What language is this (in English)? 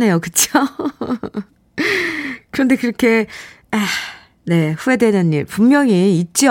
Korean